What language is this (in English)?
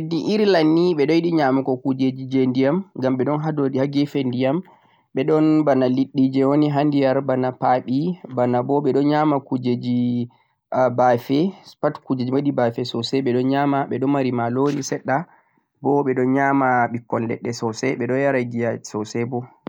Central-Eastern Niger Fulfulde